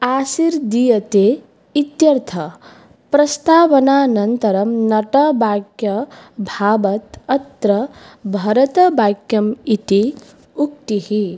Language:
Sanskrit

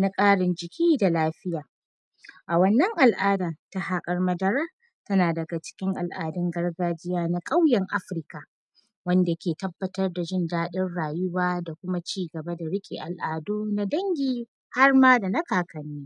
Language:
Hausa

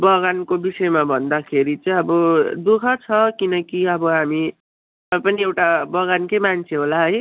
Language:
Nepali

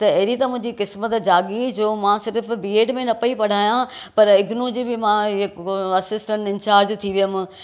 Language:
Sindhi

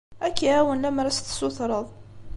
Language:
Kabyle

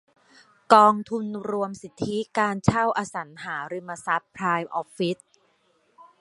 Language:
Thai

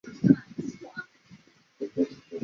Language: Chinese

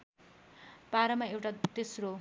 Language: Nepali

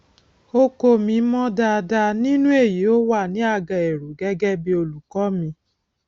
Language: Yoruba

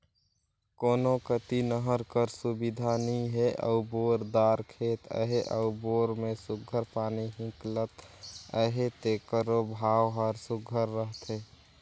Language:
Chhattisgarhi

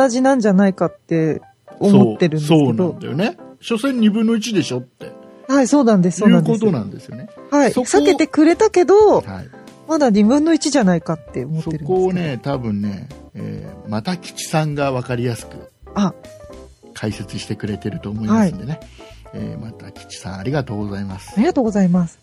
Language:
Japanese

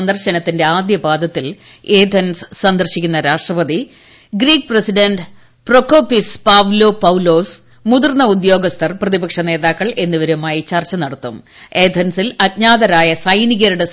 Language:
Malayalam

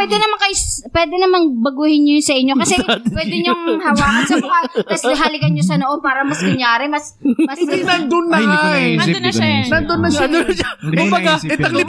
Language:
Filipino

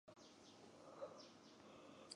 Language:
Chinese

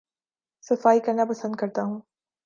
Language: Urdu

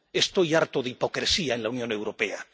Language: Spanish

